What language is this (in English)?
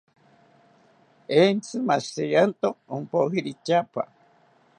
South Ucayali Ashéninka